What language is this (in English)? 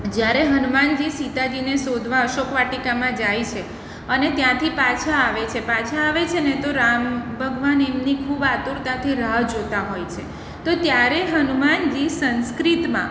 Gujarati